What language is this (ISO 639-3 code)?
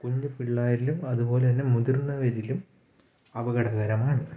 mal